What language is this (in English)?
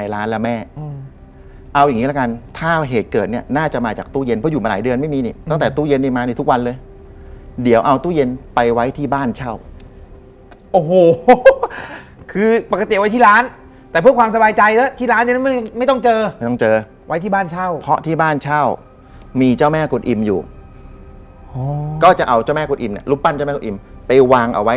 Thai